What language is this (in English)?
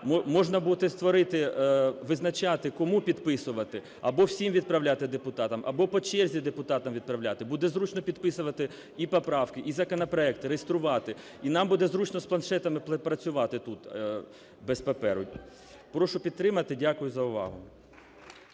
Ukrainian